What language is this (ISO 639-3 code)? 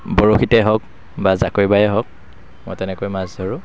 asm